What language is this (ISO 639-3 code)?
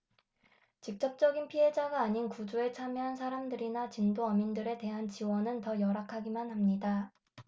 kor